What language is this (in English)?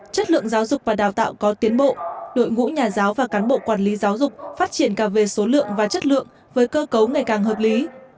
Vietnamese